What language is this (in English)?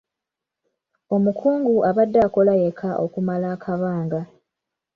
Ganda